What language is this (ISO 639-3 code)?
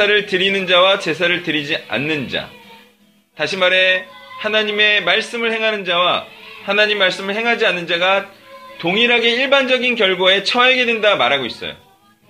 kor